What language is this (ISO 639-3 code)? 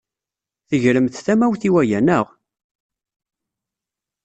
kab